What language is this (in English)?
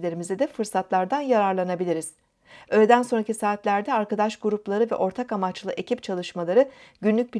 Turkish